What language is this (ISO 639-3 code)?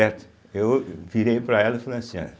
por